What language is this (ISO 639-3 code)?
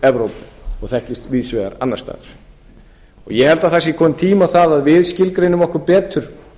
isl